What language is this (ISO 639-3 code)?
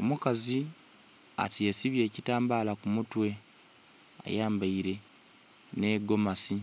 xog